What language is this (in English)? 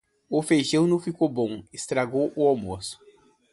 Portuguese